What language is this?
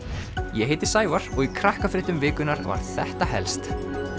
Icelandic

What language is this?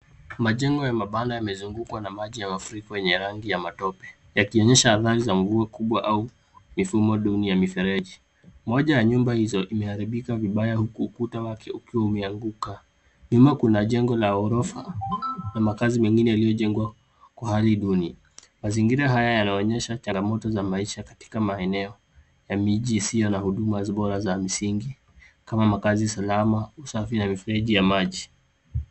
Swahili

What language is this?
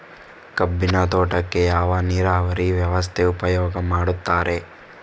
Kannada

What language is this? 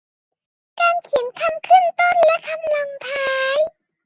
Thai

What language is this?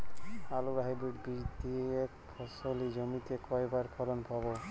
Bangla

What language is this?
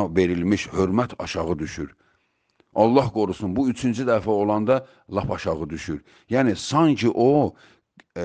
Turkish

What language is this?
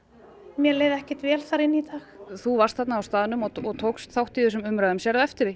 Icelandic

